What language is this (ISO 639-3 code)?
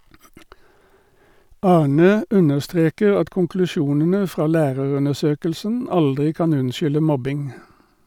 nor